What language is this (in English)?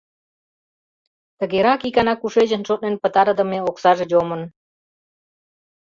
Mari